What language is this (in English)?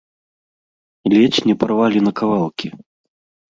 Belarusian